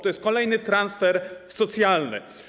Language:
Polish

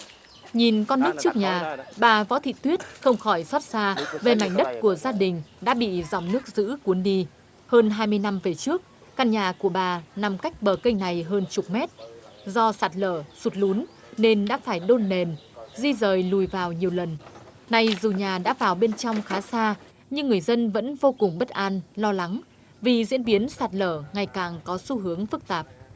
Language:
Vietnamese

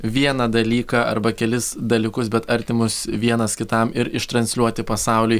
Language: Lithuanian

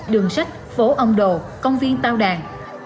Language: Vietnamese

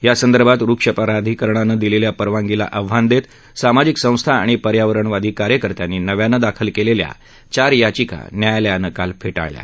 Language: Marathi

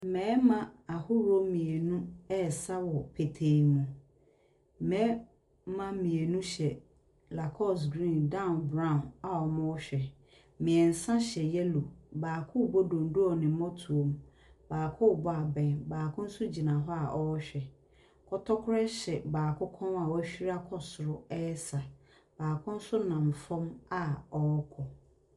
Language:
Akan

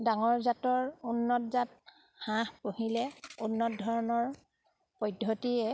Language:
Assamese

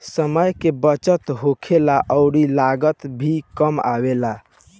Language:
Bhojpuri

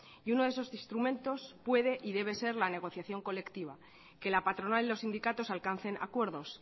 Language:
Spanish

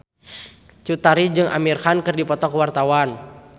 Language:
Sundanese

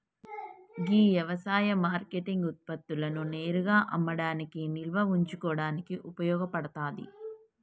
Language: Telugu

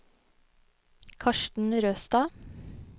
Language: Norwegian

